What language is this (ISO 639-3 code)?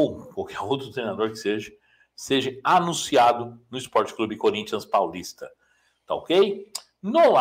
por